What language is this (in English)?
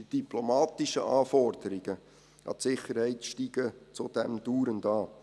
Swiss German